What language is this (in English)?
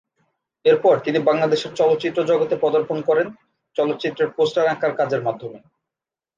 Bangla